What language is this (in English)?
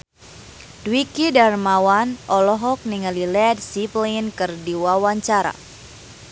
Sundanese